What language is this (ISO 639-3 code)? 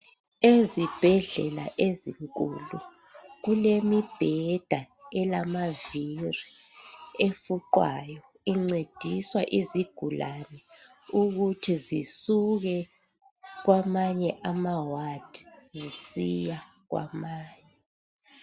nde